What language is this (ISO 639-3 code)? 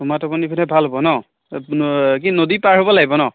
asm